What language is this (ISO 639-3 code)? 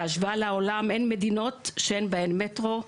heb